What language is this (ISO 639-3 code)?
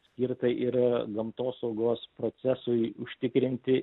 lit